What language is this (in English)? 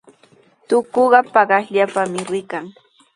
Sihuas Ancash Quechua